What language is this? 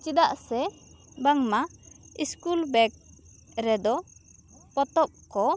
Santali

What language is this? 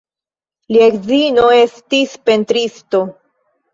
Esperanto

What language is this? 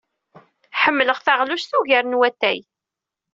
Kabyle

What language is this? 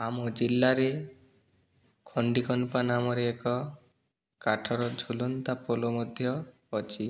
Odia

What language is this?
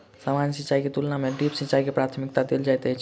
Maithili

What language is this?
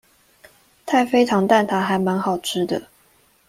Chinese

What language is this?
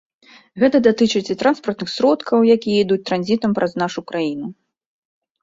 Belarusian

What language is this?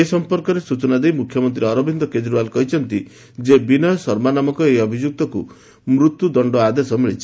Odia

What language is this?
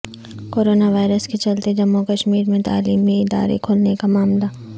Urdu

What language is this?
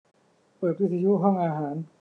Thai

